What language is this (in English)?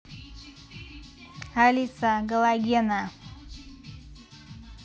Russian